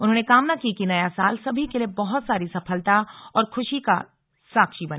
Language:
Hindi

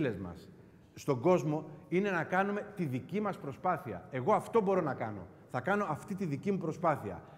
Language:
Greek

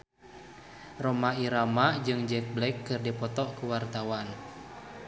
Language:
Sundanese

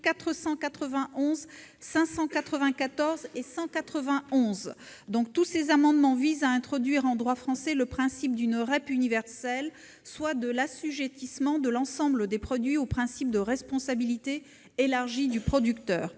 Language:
French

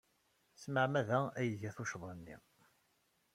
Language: Kabyle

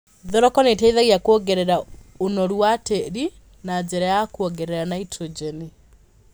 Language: Kikuyu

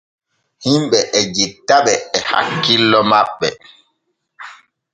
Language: Borgu Fulfulde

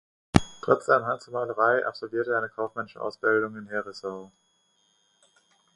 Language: German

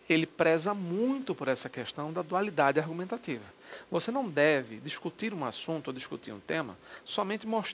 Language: Portuguese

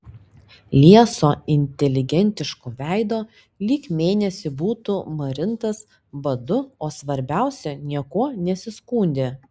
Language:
Lithuanian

